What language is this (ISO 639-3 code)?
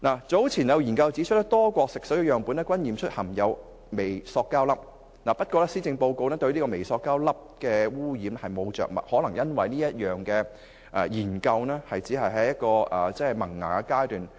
yue